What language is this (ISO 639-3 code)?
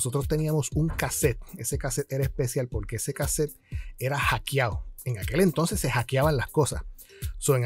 spa